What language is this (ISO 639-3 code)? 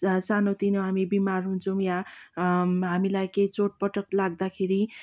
nep